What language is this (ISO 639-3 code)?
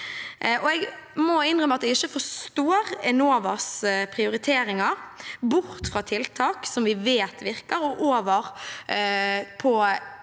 nor